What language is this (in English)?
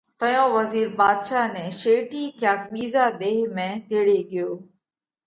Parkari Koli